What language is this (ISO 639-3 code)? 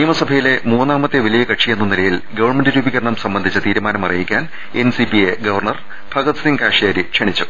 mal